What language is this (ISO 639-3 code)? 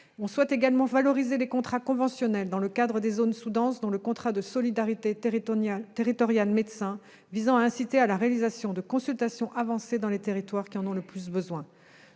fra